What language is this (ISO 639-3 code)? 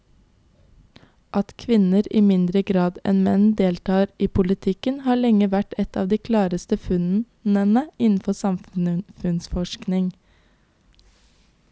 nor